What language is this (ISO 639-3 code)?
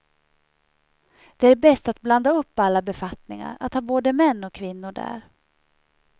swe